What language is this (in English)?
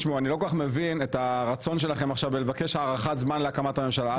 Hebrew